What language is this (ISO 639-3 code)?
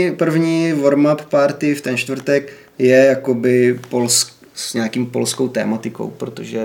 ces